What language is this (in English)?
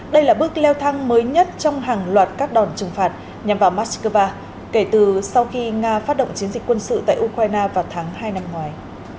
Vietnamese